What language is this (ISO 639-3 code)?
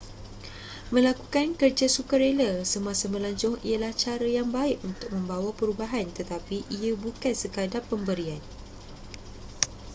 msa